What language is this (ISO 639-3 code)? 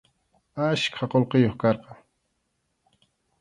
qxu